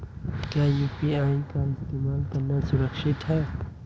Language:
Hindi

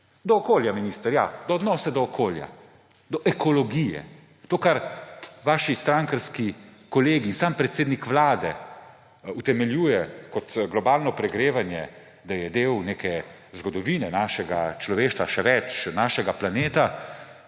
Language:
Slovenian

